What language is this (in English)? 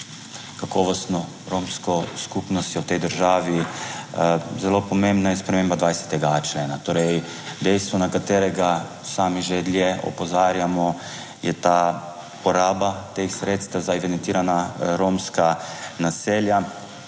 Slovenian